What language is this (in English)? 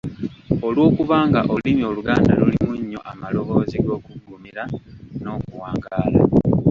Ganda